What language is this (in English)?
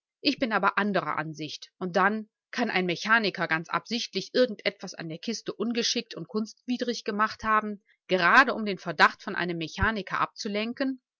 German